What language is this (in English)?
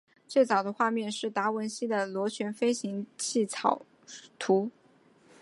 Chinese